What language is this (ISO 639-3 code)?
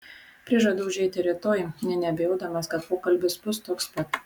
lit